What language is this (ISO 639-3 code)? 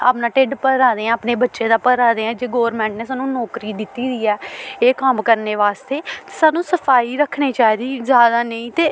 doi